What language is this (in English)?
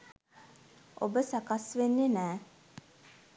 Sinhala